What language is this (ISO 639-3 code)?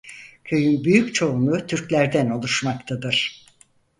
tur